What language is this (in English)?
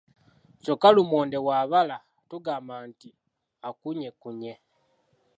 Ganda